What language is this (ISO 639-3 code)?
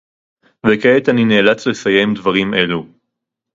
heb